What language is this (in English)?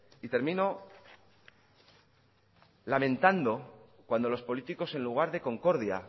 Spanish